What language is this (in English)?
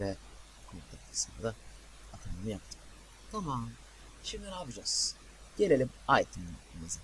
Turkish